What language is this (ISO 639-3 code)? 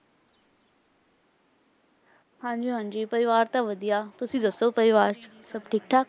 pan